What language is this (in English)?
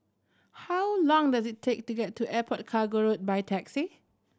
English